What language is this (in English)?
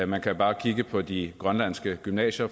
Danish